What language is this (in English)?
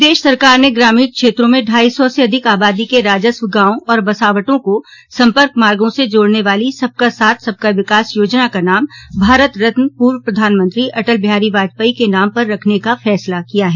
Hindi